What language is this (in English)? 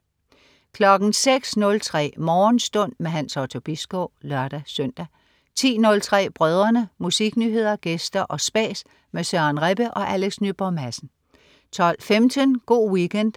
Danish